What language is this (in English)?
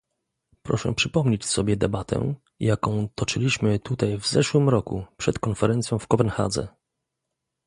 Polish